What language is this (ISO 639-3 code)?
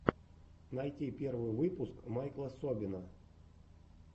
rus